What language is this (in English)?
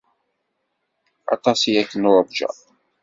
Kabyle